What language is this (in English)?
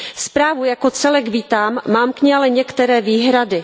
Czech